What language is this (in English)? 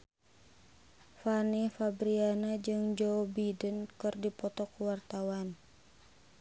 Sundanese